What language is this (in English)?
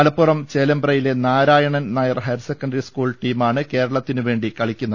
Malayalam